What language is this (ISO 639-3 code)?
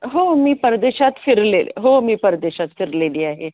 mar